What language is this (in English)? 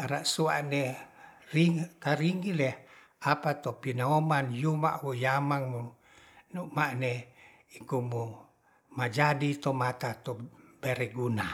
Ratahan